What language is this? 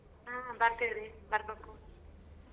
Kannada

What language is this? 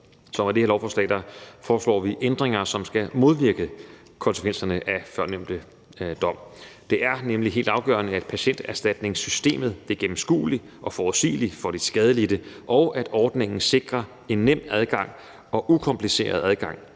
Danish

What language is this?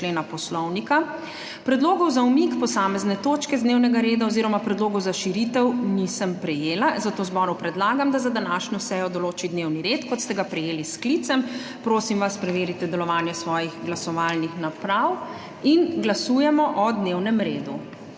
Slovenian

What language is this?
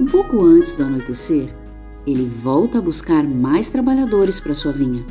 Portuguese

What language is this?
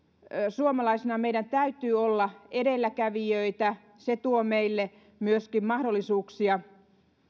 Finnish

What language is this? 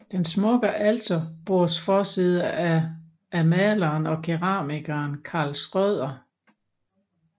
Danish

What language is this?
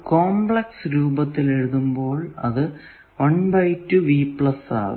Malayalam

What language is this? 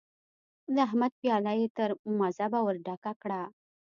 Pashto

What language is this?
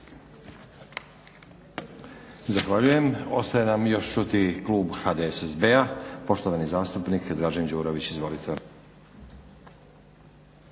Croatian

